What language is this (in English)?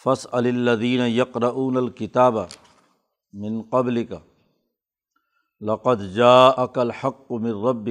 Urdu